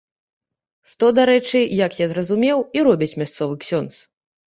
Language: Belarusian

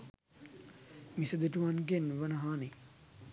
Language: Sinhala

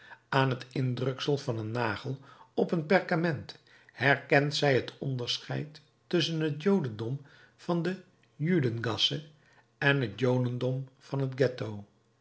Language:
Dutch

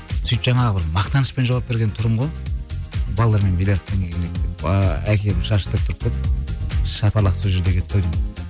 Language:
Kazakh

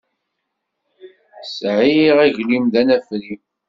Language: Kabyle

